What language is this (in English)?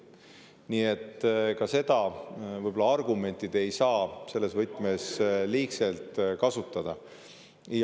Estonian